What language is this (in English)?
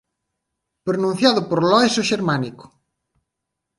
Galician